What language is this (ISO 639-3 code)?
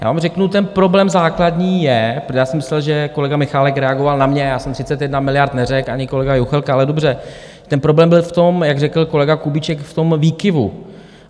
ces